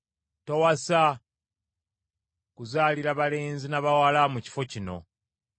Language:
Ganda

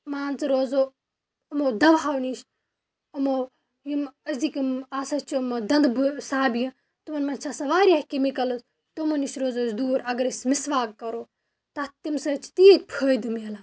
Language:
Kashmiri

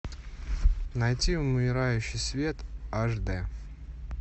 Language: Russian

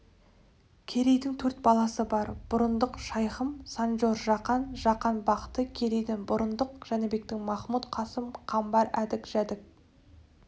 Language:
Kazakh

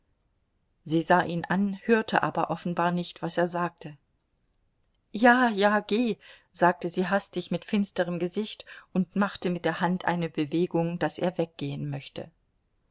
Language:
German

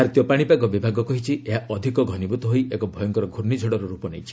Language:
Odia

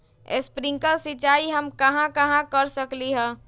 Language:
Magahi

